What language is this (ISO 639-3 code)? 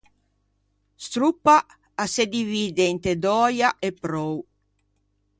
lij